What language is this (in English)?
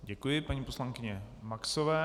Czech